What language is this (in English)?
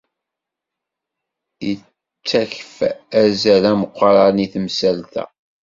Kabyle